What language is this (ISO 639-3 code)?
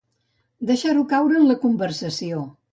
cat